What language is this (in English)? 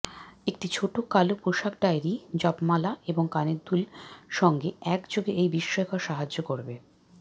Bangla